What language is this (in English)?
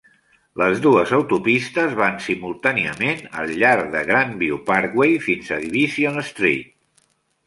Catalan